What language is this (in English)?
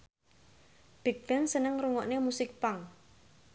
Javanese